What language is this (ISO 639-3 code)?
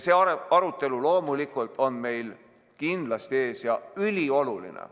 est